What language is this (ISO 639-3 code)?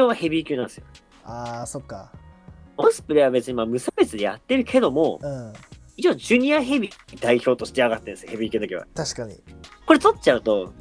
jpn